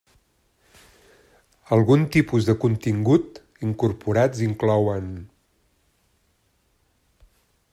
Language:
Catalan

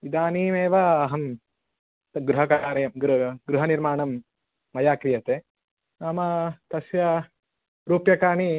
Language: Sanskrit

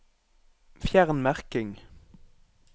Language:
Norwegian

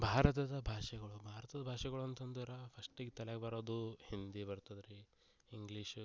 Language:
Kannada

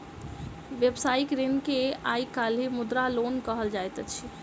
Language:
Maithili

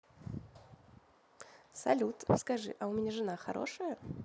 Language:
Russian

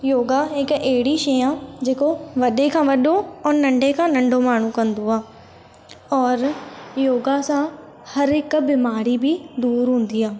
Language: Sindhi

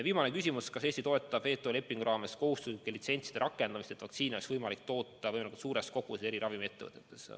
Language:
Estonian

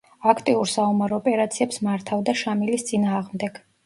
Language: Georgian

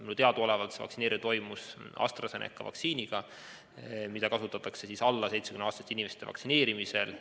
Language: Estonian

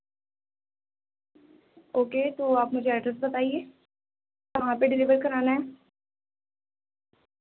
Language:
Urdu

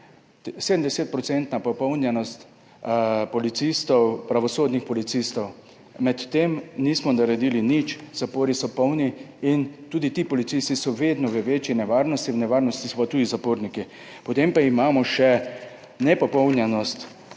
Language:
Slovenian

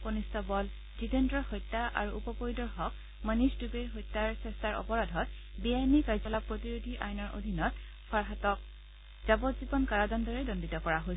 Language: Assamese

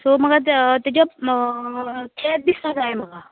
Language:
Konkani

